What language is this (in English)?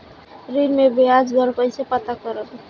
Bhojpuri